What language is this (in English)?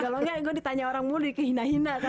Indonesian